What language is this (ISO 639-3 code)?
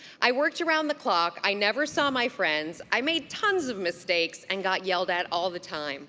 eng